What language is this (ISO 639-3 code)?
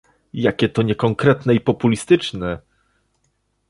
pol